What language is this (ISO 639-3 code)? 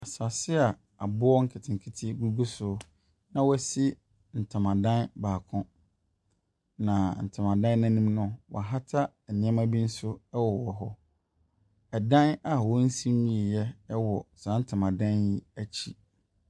aka